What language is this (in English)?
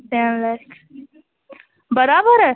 Kashmiri